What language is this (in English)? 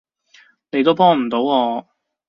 Cantonese